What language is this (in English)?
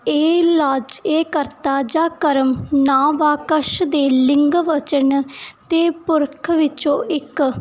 Punjabi